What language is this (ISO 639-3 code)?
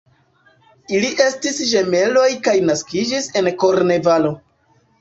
epo